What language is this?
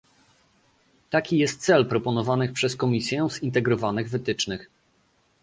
Polish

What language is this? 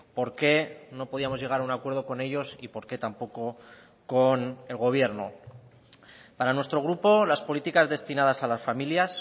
Spanish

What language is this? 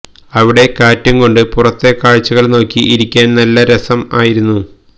Malayalam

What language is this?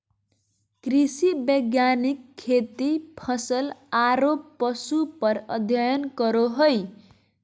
Magahi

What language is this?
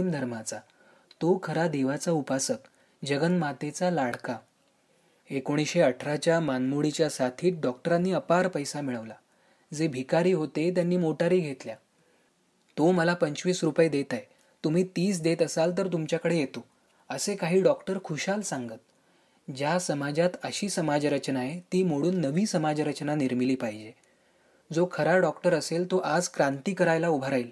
Marathi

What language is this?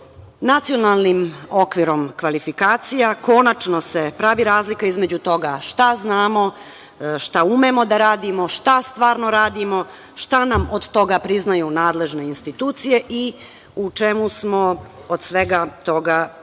Serbian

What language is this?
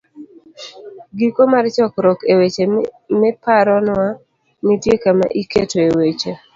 Luo (Kenya and Tanzania)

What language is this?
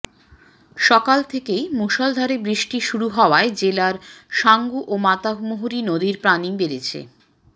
Bangla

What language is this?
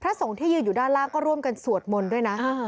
Thai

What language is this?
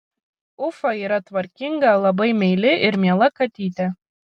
Lithuanian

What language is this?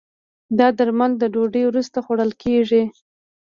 Pashto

